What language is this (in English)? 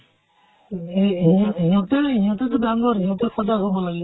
Assamese